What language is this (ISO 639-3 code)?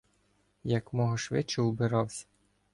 ukr